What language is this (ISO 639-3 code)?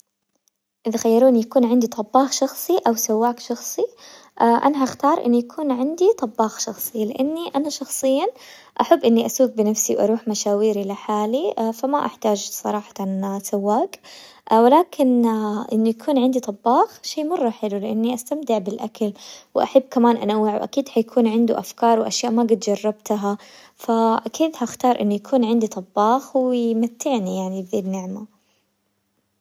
acw